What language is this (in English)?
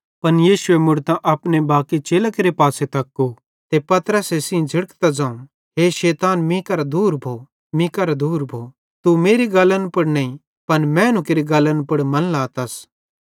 Bhadrawahi